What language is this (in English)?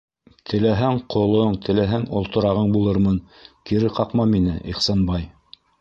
Bashkir